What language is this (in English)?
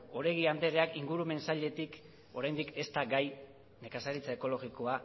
Basque